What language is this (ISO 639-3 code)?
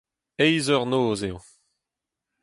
bre